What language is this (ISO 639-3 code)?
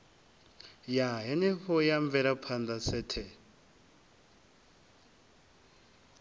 ven